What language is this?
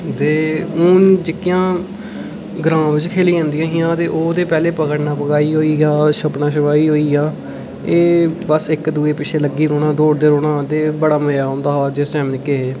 Dogri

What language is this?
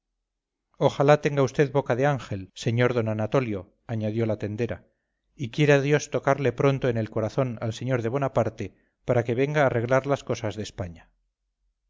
Spanish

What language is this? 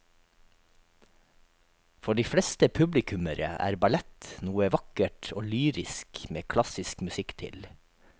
Norwegian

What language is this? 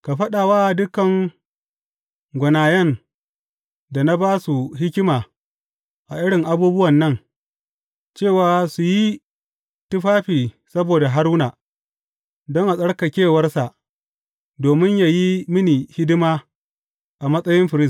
Hausa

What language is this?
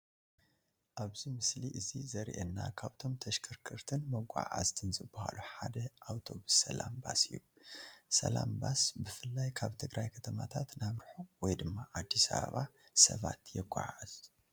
Tigrinya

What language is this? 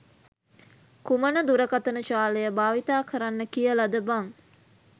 Sinhala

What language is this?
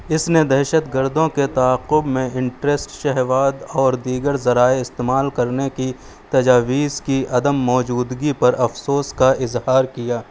Urdu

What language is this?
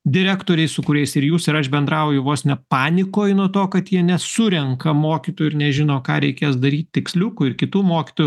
Lithuanian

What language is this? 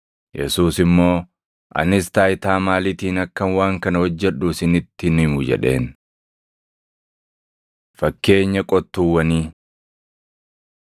Oromo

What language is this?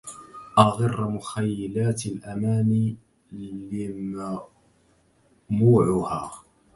Arabic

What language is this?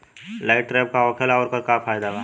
Bhojpuri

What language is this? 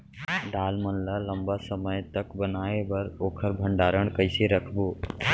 Chhattisgarhi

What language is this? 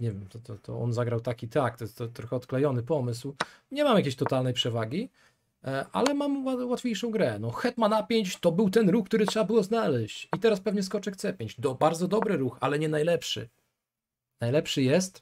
Polish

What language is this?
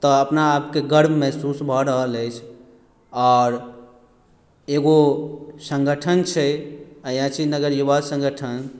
Maithili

